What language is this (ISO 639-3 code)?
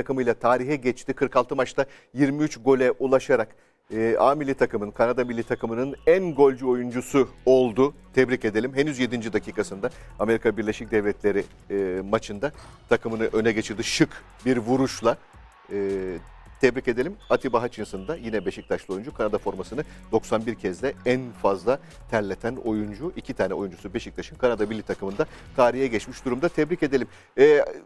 tur